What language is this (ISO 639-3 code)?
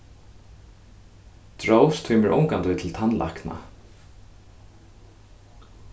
fao